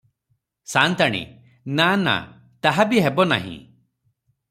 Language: Odia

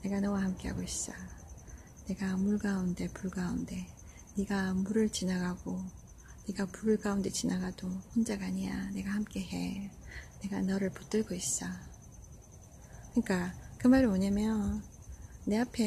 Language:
Korean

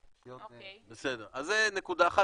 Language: Hebrew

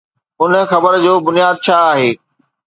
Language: Sindhi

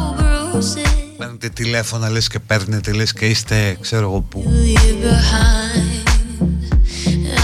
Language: Greek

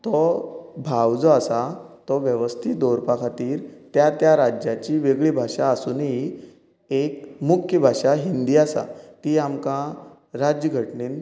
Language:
Konkani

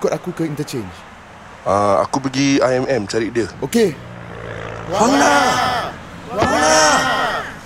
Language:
Malay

